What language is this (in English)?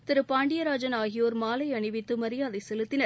Tamil